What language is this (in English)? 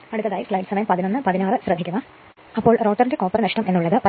Malayalam